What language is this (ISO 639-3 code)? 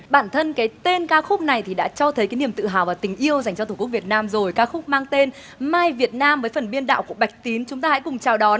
vie